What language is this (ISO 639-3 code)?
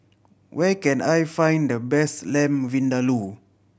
eng